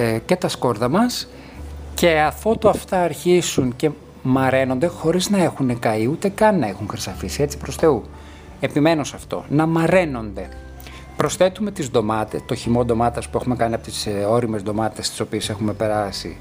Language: Greek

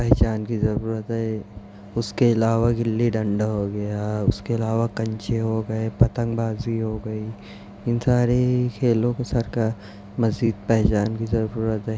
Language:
Urdu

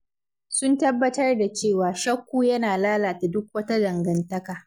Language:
Hausa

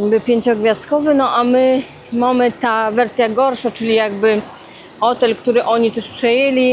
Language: Polish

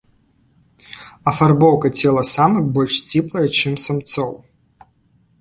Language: Belarusian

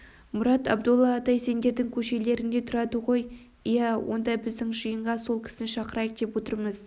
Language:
Kazakh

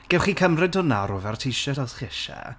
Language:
Welsh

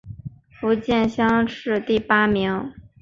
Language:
Chinese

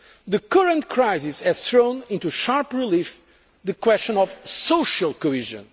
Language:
English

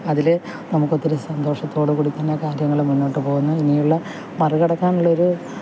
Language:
Malayalam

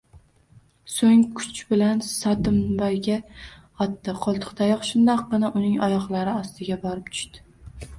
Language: Uzbek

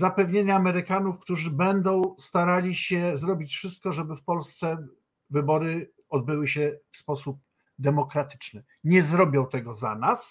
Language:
Polish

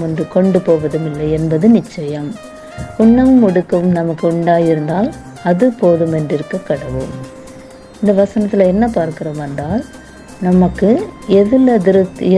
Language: Tamil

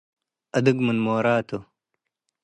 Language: Tigre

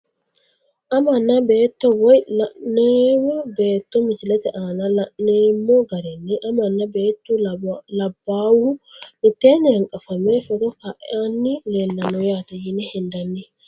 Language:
Sidamo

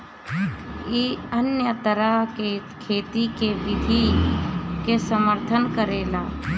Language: Bhojpuri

